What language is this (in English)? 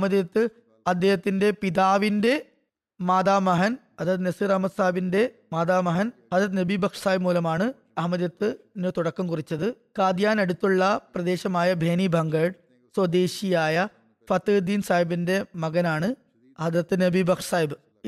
Malayalam